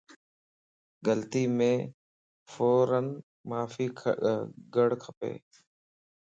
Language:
Lasi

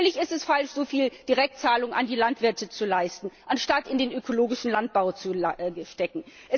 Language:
German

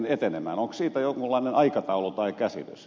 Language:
Finnish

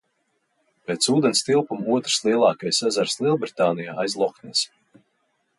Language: Latvian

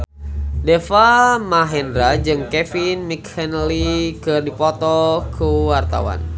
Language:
Sundanese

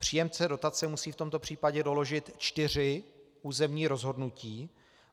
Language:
Czech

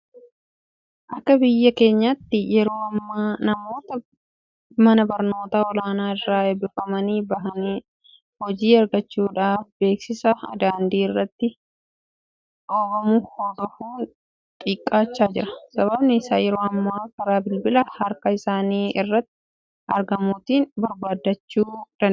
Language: Oromo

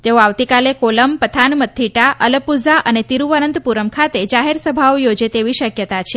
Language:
Gujarati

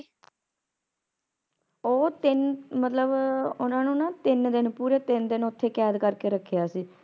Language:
Punjabi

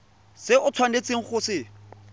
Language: Tswana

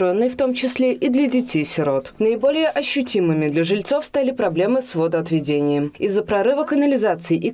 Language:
Russian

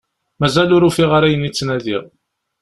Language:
Kabyle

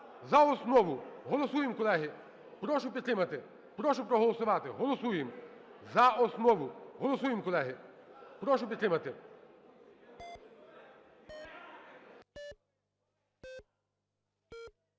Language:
Ukrainian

